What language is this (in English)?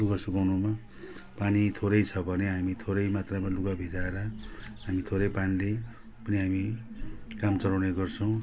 Nepali